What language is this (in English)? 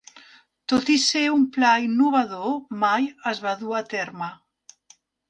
Catalan